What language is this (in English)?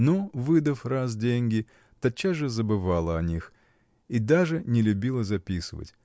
Russian